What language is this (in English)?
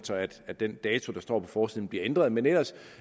Danish